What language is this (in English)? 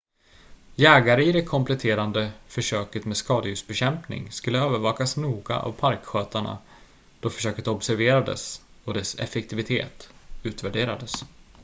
Swedish